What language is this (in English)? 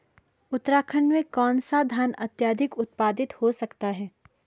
Hindi